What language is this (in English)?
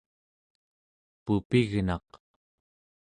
Central Yupik